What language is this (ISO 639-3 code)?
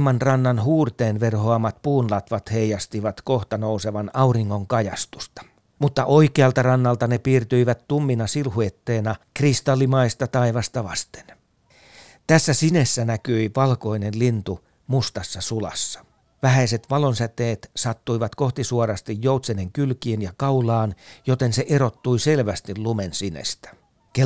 fin